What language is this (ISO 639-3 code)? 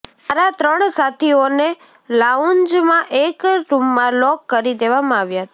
guj